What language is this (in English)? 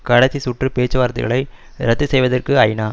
Tamil